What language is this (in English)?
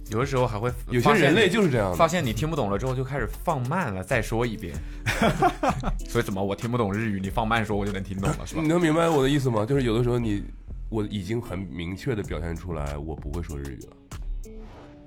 Chinese